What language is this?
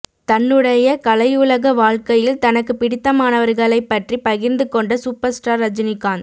Tamil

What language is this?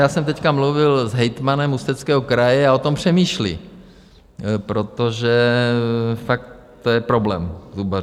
Czech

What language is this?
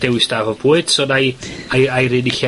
Welsh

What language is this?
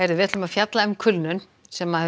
Icelandic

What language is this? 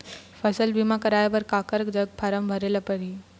Chhattisgarhi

